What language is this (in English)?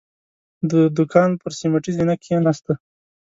Pashto